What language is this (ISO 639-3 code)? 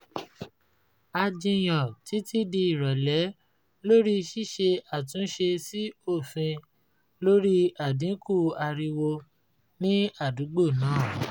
yor